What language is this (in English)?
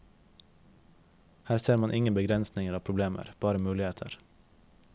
Norwegian